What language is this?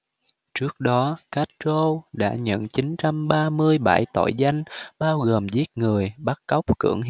Vietnamese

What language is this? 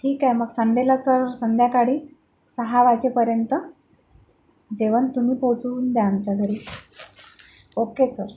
Marathi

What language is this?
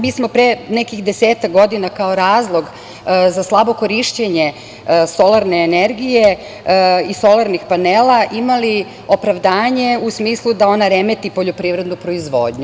Serbian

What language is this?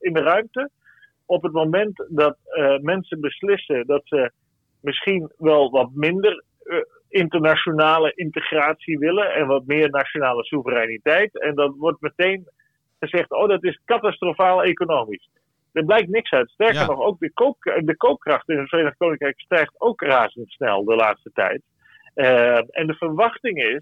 Dutch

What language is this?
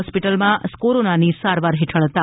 Gujarati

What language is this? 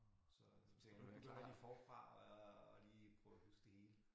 Danish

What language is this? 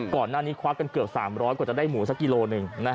Thai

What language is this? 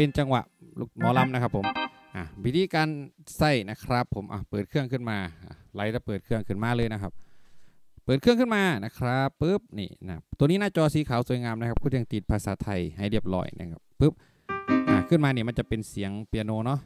Thai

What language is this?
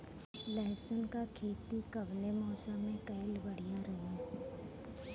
Bhojpuri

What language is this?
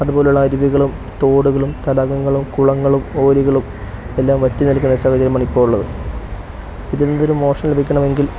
Malayalam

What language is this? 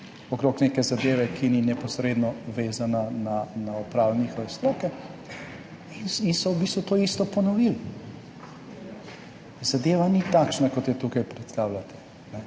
Slovenian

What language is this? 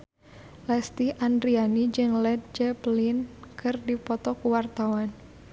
Sundanese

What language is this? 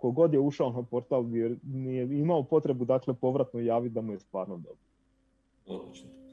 Croatian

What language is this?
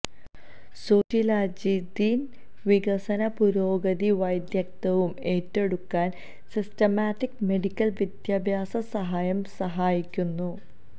Malayalam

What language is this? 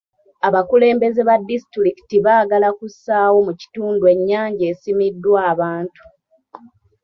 Ganda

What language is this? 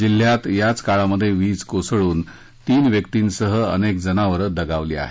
Marathi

